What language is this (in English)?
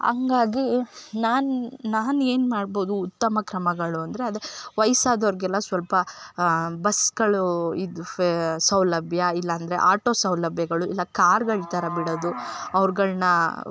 Kannada